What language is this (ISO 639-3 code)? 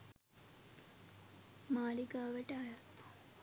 sin